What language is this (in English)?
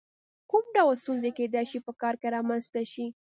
Pashto